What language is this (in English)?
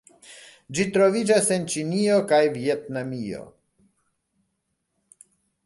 Esperanto